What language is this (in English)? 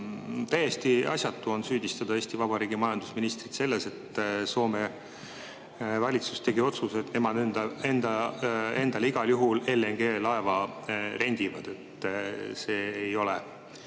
Estonian